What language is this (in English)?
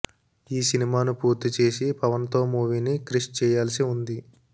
Telugu